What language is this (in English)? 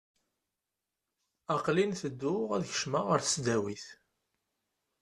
Kabyle